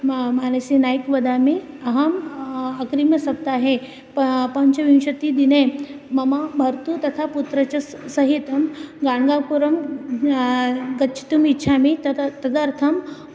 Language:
Sanskrit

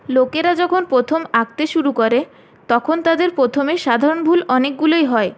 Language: Bangla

